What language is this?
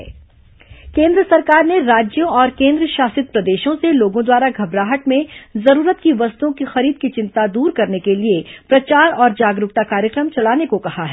Hindi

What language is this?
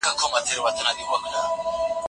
Pashto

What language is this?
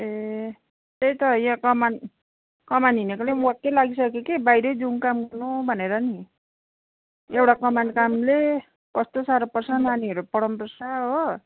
Nepali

